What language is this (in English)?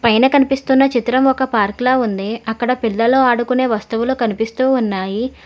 Telugu